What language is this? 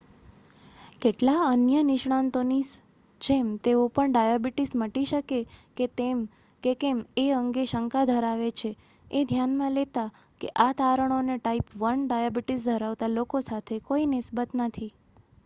Gujarati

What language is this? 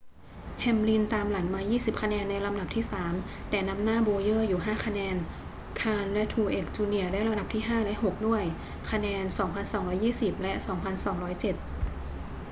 Thai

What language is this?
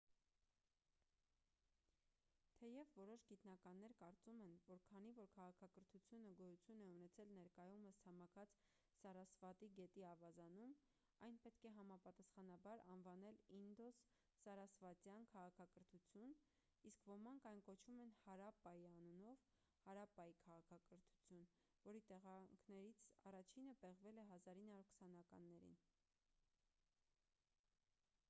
Armenian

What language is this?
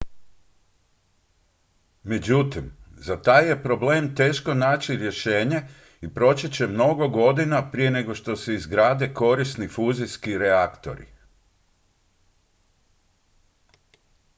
Croatian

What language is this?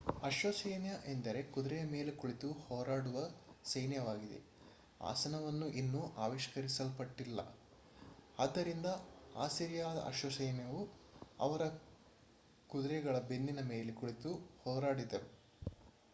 Kannada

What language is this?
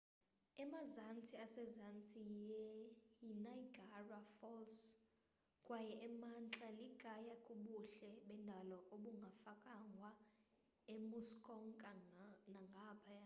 Xhosa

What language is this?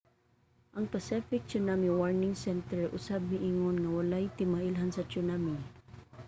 Cebuano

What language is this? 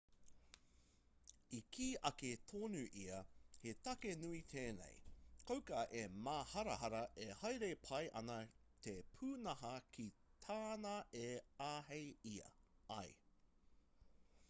Māori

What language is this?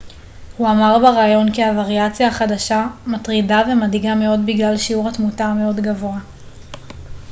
Hebrew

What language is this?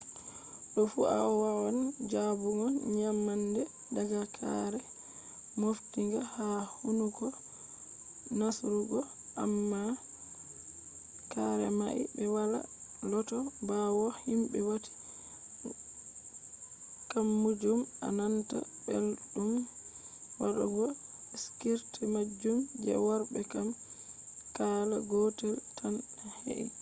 Fula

